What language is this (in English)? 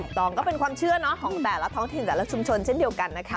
Thai